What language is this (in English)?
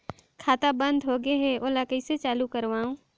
Chhattisgarhi